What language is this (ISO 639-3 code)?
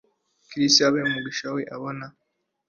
kin